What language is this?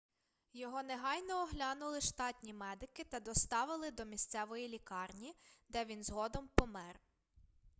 Ukrainian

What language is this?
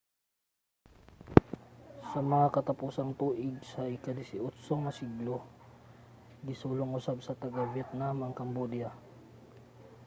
Cebuano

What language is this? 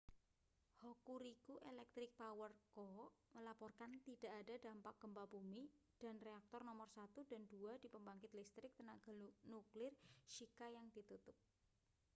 Indonesian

